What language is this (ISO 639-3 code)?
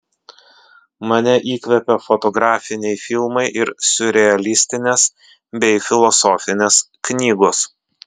lit